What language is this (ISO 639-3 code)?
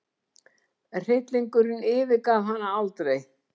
isl